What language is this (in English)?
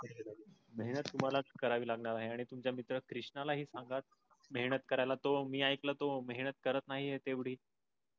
Marathi